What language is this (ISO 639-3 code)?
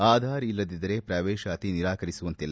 kan